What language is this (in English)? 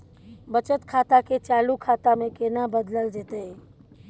Maithili